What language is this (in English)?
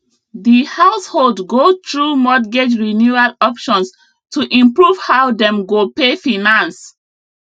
Nigerian Pidgin